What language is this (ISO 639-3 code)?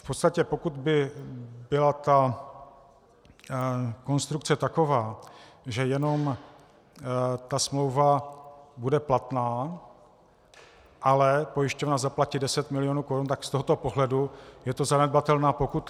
ces